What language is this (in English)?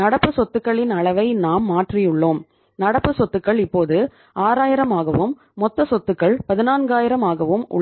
Tamil